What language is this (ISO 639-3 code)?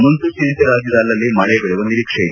kan